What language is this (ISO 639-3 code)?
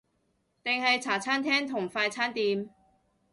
yue